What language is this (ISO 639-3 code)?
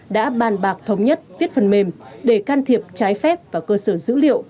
vie